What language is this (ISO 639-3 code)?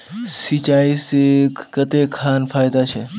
mag